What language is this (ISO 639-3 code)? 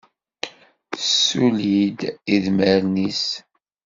kab